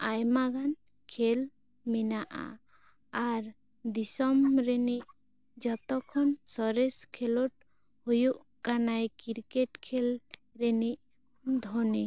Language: Santali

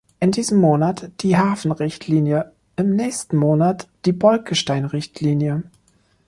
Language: German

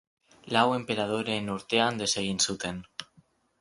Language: Basque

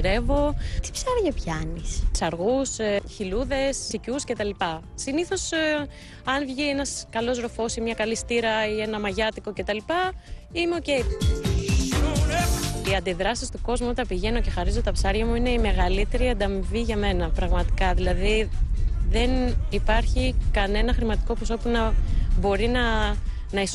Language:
Greek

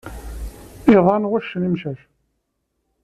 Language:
Kabyle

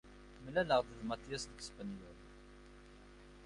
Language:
Kabyle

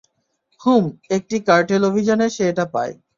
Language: Bangla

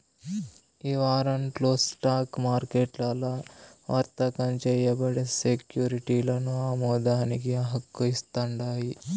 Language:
Telugu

